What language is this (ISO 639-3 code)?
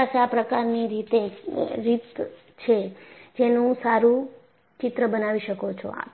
guj